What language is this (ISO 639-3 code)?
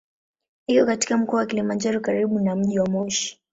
swa